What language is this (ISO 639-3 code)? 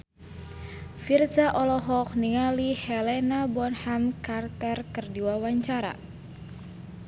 sun